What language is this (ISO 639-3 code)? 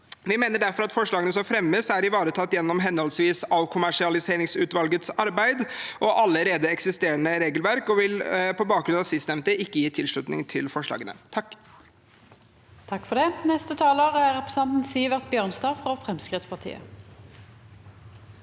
nor